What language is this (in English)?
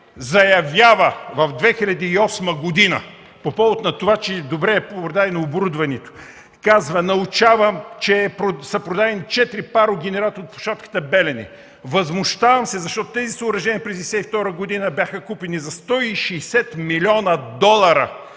Bulgarian